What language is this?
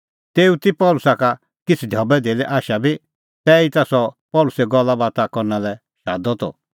Kullu Pahari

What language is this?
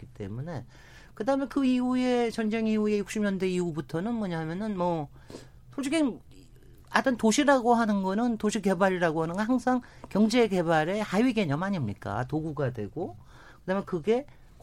Korean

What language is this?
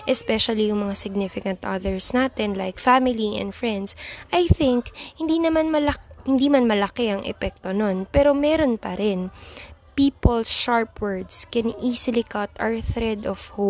Filipino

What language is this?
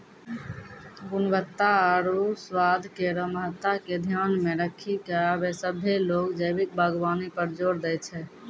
Maithili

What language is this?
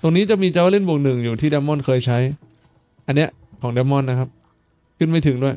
Thai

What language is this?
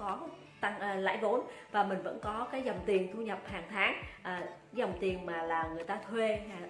Vietnamese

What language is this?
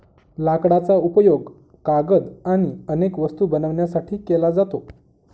Marathi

